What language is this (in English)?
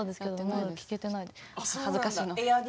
Japanese